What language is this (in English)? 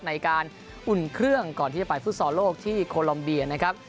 Thai